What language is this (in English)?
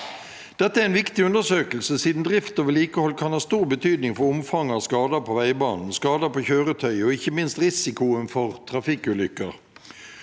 Norwegian